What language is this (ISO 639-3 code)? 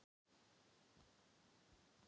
isl